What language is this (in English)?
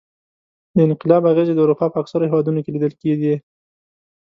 Pashto